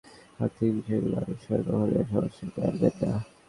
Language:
Bangla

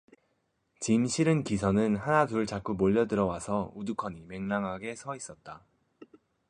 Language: Korean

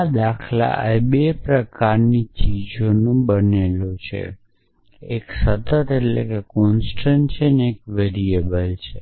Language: Gujarati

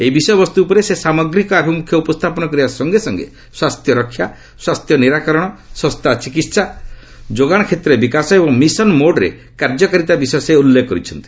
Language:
Odia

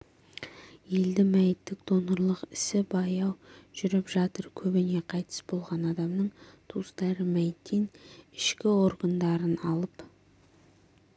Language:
Kazakh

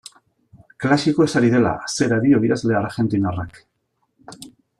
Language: Basque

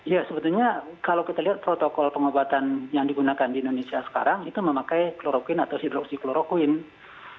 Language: Indonesian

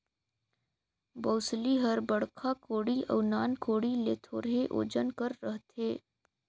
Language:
Chhattisgarhi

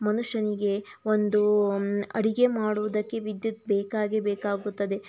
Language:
Kannada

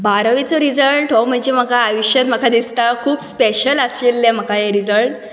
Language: Konkani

